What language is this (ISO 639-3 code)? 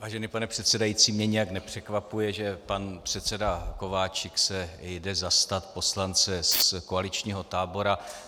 ces